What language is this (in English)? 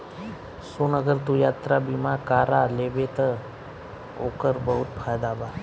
Bhojpuri